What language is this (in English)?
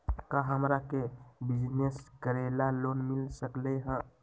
Magahi